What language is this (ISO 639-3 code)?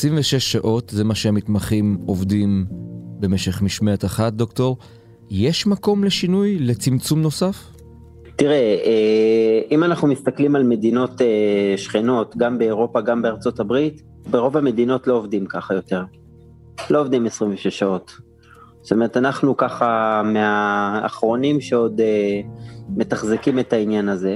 heb